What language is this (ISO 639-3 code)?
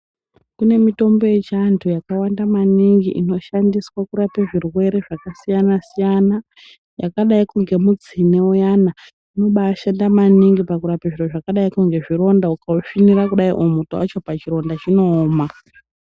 ndc